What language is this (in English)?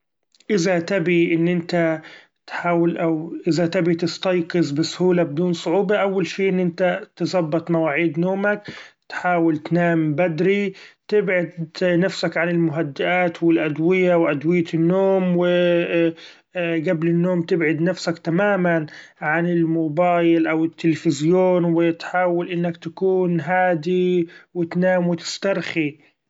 Gulf Arabic